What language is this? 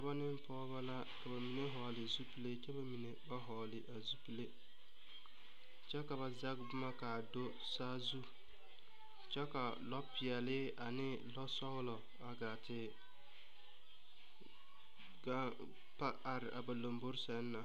Southern Dagaare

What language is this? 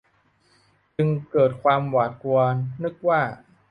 Thai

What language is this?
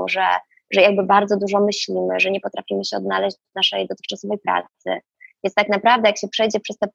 Polish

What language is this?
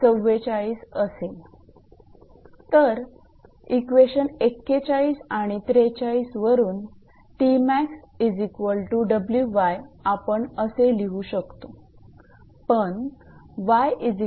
Marathi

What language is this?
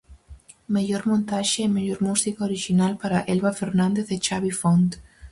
Galician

